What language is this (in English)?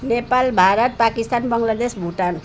Nepali